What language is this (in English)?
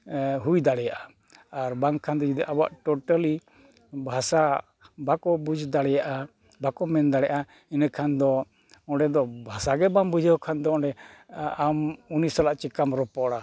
Santali